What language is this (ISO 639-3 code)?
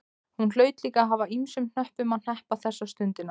isl